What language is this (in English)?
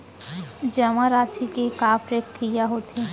Chhattisgarhi